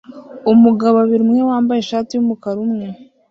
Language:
Kinyarwanda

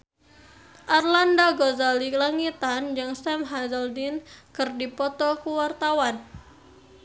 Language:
Sundanese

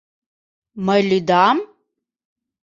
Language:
Mari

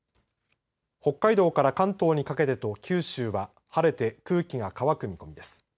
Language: Japanese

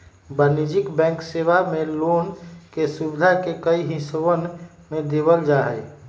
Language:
Magahi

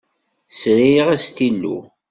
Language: Kabyle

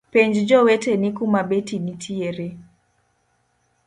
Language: Luo (Kenya and Tanzania)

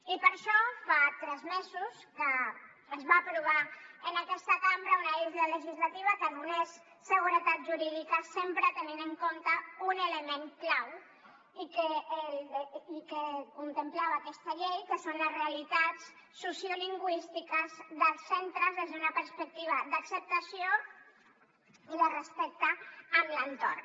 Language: Catalan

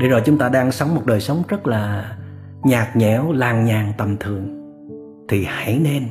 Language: Vietnamese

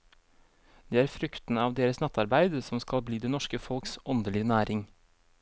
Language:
Norwegian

